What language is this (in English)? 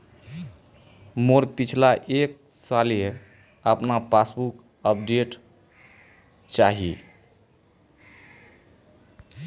Magahi